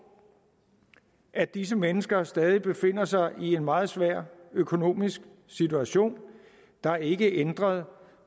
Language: Danish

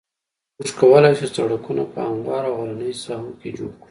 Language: Pashto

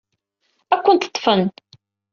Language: Kabyle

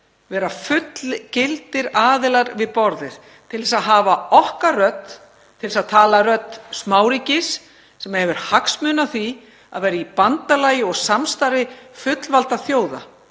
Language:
Icelandic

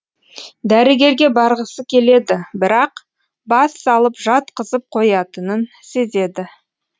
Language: Kazakh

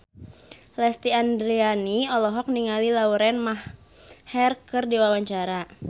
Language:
Sundanese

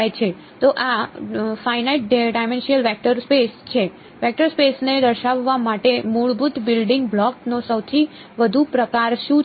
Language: Gujarati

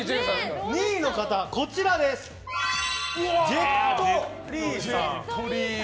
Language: Japanese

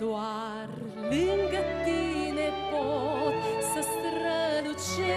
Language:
Romanian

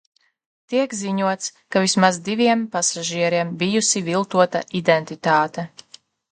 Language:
Latvian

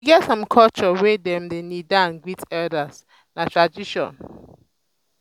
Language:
Nigerian Pidgin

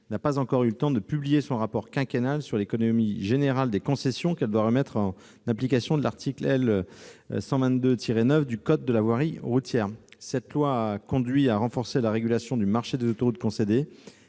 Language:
French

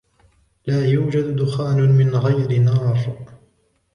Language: Arabic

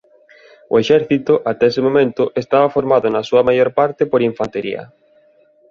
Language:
Galician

